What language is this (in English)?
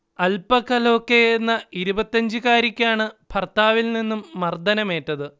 Malayalam